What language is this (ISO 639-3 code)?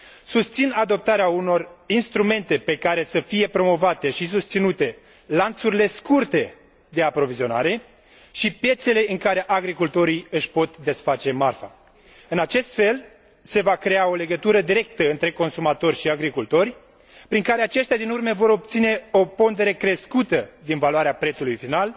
ron